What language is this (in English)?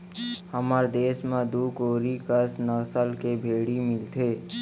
Chhattisgarhi